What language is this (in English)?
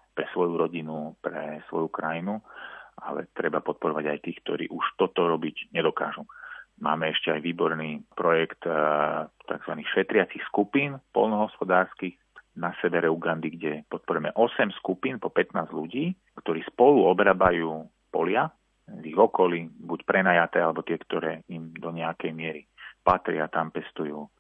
Slovak